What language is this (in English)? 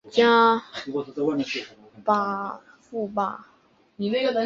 Chinese